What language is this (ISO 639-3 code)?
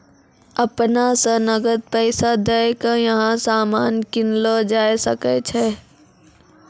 mai